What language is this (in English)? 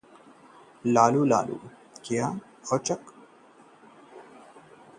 Hindi